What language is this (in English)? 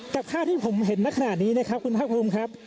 Thai